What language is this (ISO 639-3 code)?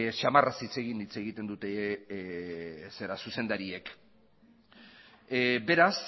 eus